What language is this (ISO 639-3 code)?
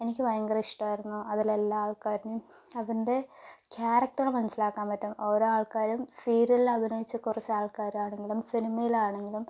mal